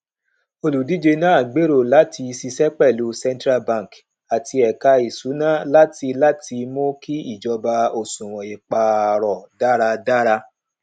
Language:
Yoruba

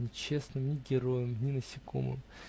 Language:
Russian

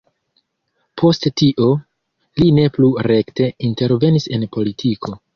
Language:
Esperanto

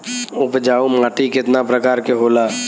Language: Bhojpuri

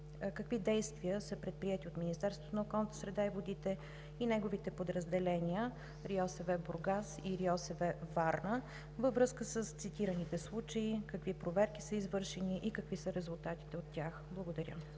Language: Bulgarian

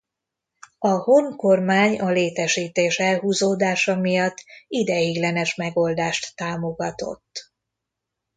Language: Hungarian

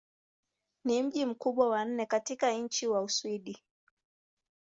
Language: Swahili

